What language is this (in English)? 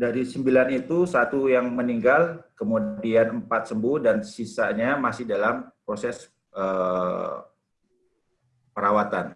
Indonesian